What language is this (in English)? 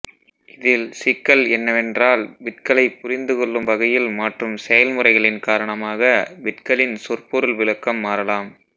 Tamil